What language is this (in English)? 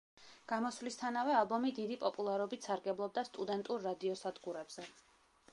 Georgian